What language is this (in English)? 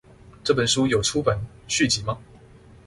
Chinese